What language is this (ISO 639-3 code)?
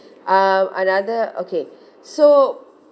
eng